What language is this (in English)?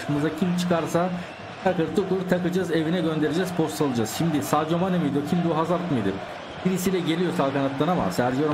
Turkish